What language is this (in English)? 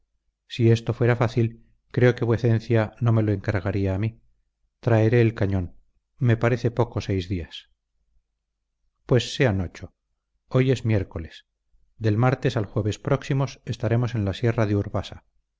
Spanish